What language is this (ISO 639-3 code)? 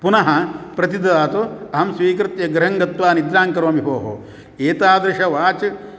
san